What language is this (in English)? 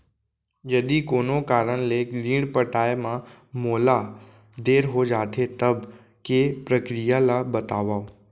Chhattisgarhi